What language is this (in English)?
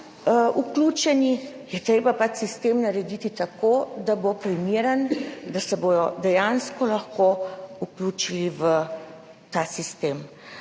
Slovenian